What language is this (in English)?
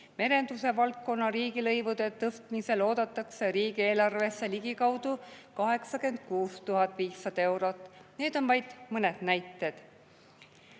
Estonian